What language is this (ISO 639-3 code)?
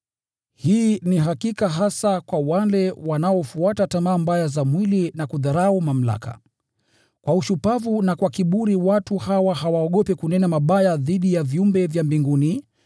swa